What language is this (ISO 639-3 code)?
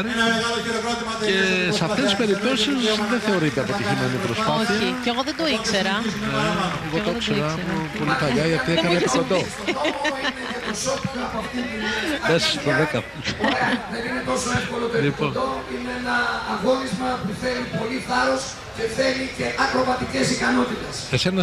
ell